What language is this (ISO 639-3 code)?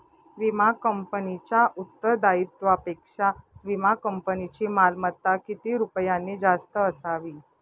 mar